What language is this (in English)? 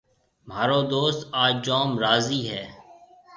Marwari (Pakistan)